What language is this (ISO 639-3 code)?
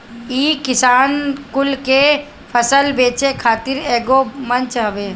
bho